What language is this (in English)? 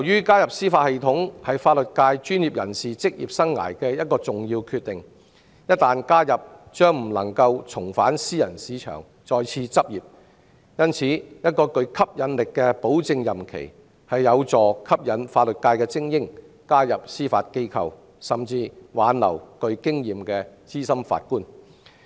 Cantonese